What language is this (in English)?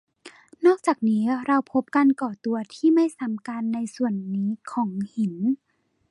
Thai